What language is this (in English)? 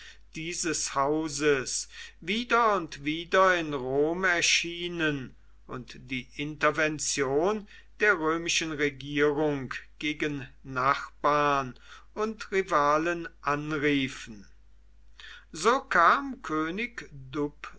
German